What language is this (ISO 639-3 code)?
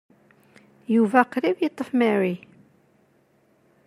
kab